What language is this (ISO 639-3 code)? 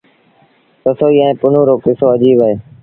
sbn